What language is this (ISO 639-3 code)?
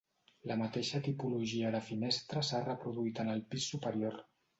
cat